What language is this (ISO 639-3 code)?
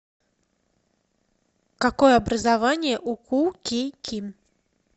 rus